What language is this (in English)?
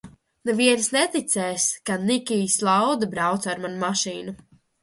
Latvian